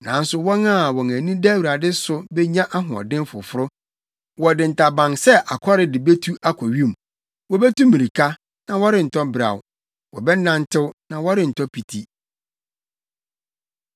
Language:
Akan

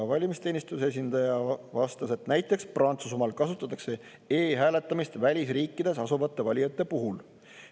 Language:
Estonian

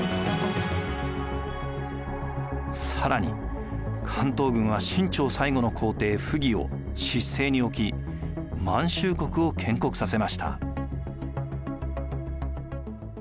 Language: Japanese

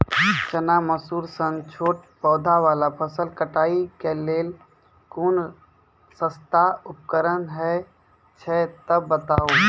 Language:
Maithili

